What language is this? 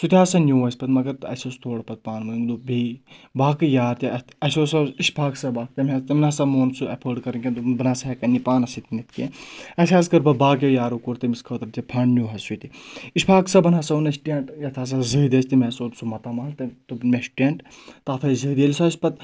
Kashmiri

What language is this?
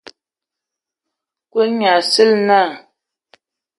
Ewondo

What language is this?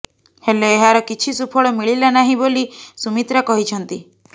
Odia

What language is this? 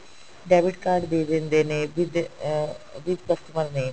Punjabi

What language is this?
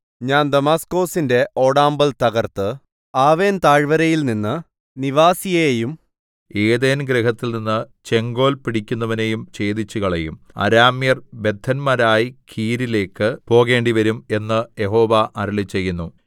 Malayalam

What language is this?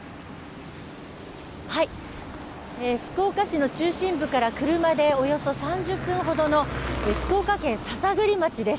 Japanese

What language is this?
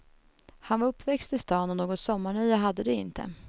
Swedish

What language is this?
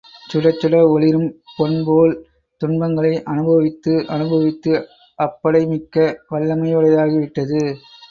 Tamil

